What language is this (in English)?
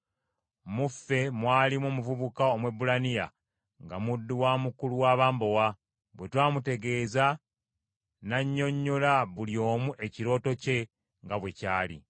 Ganda